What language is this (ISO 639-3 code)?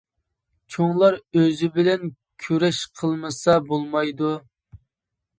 uig